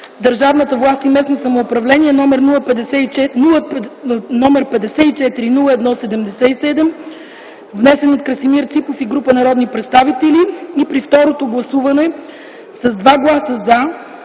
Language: Bulgarian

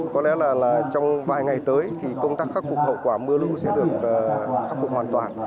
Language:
Vietnamese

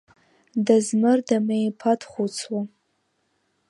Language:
Abkhazian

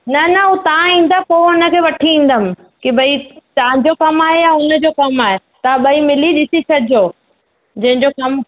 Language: Sindhi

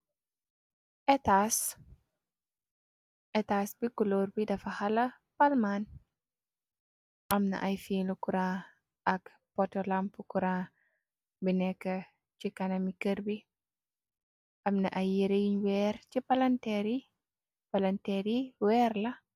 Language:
Wolof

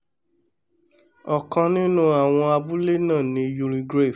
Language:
Yoruba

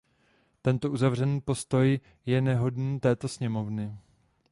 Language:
Czech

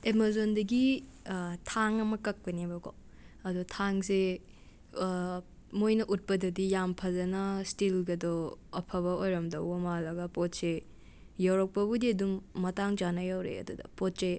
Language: Manipuri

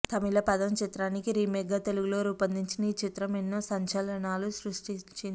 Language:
Telugu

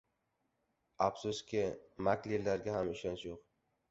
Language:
Uzbek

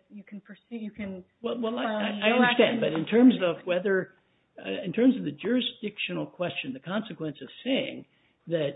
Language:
English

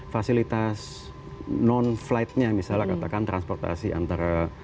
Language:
Indonesian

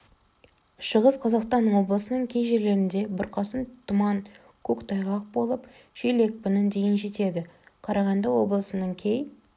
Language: Kazakh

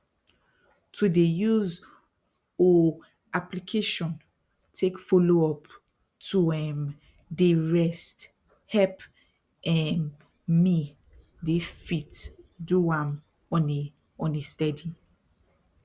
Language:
Nigerian Pidgin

